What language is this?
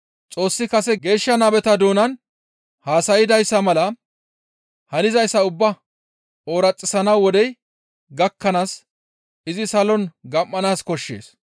Gamo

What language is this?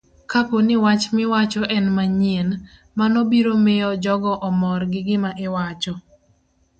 Luo (Kenya and Tanzania)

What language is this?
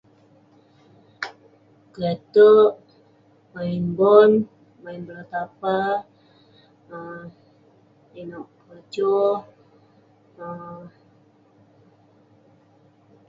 Western Penan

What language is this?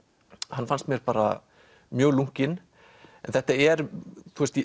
Icelandic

